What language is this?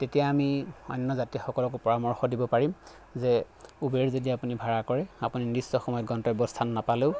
Assamese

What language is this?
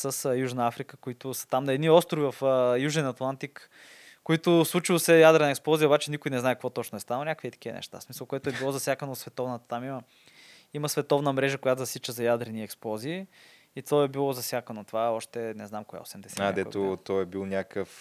Bulgarian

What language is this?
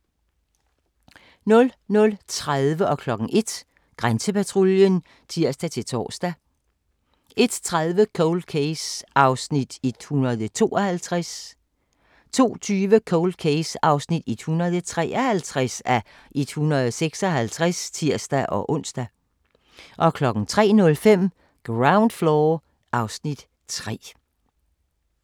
Danish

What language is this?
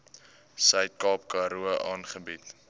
Afrikaans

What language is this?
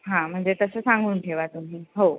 Marathi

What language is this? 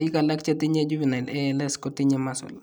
Kalenjin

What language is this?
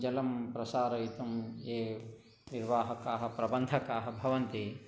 Sanskrit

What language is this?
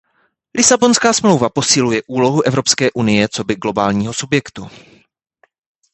Czech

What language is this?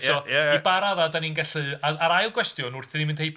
Welsh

